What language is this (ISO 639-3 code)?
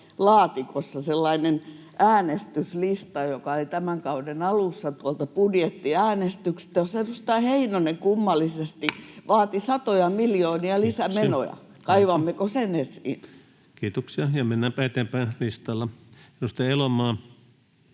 fin